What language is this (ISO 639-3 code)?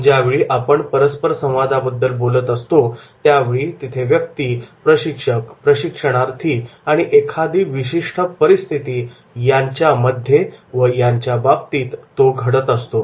mar